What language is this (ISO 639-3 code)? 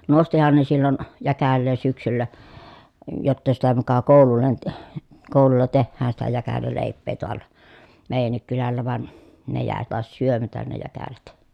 fin